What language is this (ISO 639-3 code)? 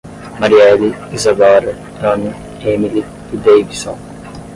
por